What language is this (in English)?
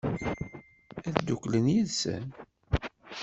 Kabyle